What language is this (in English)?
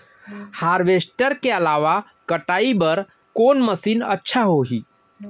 Chhattisgarhi